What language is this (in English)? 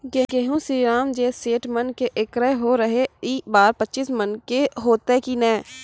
Maithili